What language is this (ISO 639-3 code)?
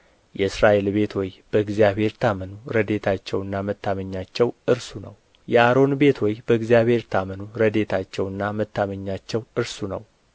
amh